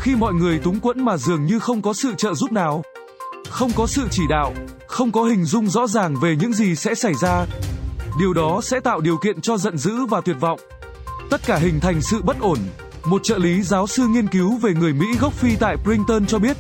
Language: Vietnamese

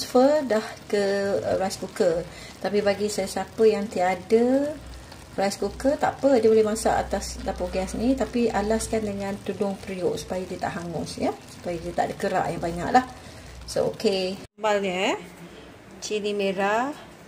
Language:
Malay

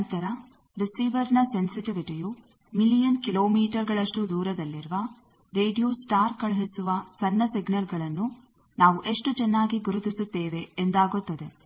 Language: Kannada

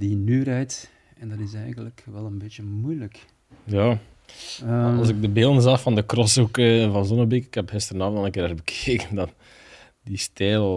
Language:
Dutch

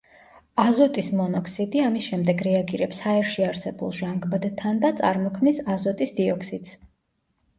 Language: Georgian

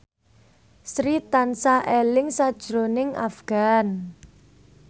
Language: Javanese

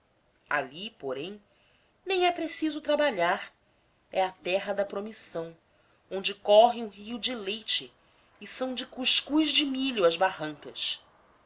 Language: Portuguese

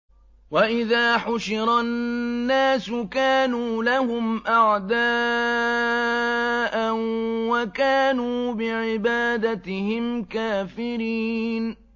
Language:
Arabic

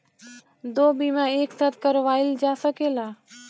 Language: Bhojpuri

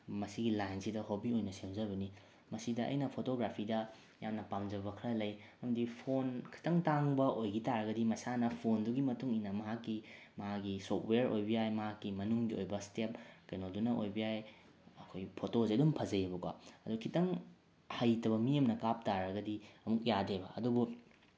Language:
Manipuri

